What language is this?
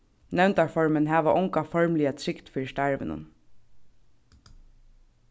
Faroese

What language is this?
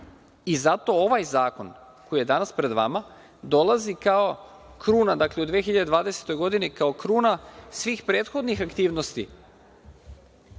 Serbian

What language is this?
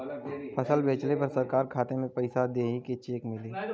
Bhojpuri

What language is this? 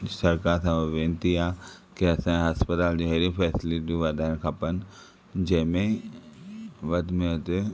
Sindhi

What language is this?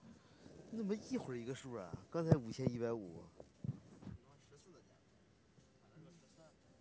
Chinese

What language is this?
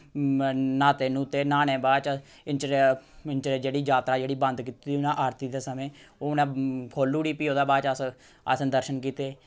Dogri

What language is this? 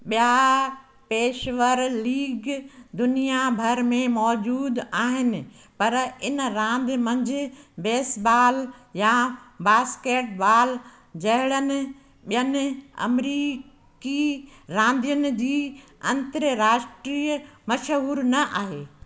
Sindhi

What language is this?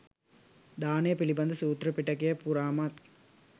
Sinhala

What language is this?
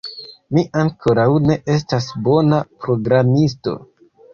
Esperanto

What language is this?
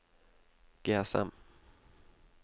Norwegian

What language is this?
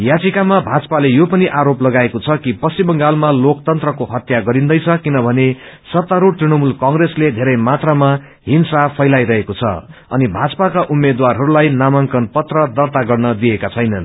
Nepali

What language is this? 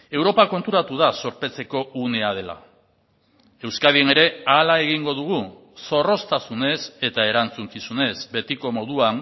Basque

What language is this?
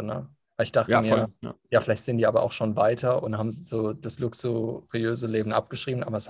German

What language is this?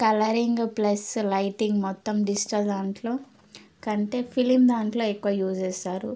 Telugu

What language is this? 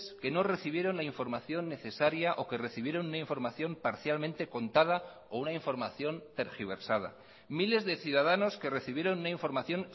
Spanish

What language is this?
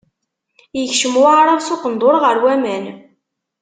Kabyle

